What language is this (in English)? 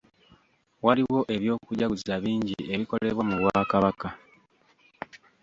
Ganda